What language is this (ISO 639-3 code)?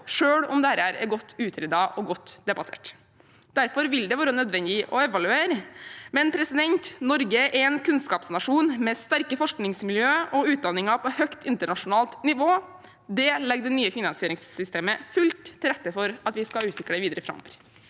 nor